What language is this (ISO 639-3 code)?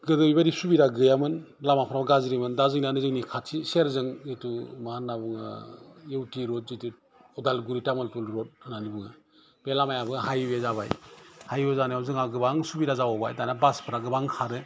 brx